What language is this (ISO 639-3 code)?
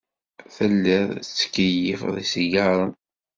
kab